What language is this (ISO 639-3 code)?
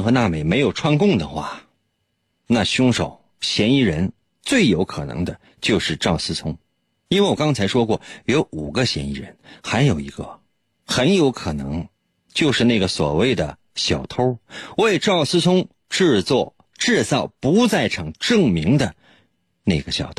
zho